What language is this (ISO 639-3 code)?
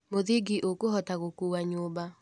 kik